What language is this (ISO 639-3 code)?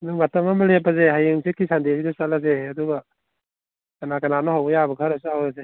mni